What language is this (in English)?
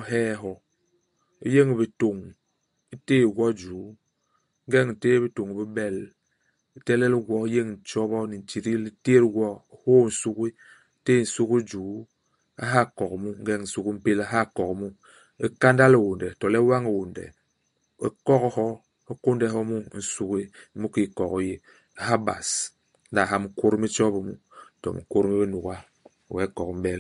Basaa